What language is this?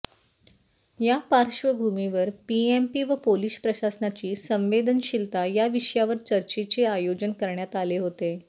Marathi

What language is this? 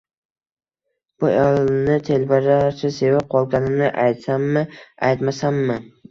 Uzbek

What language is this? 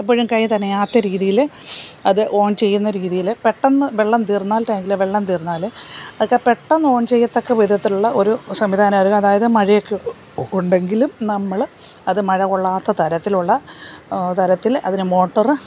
Malayalam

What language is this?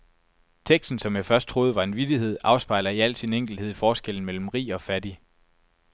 Danish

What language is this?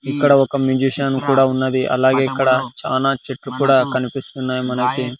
Telugu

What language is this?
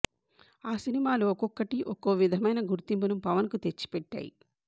Telugu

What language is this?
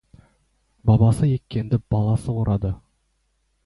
Kazakh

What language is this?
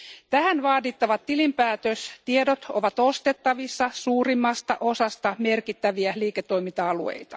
Finnish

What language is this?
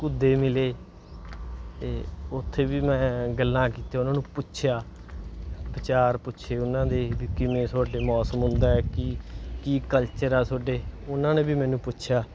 Punjabi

